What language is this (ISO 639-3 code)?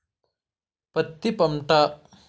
tel